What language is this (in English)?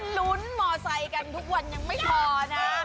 Thai